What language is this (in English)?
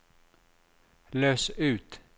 Norwegian